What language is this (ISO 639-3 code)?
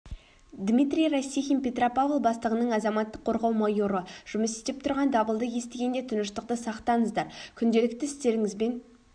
kaz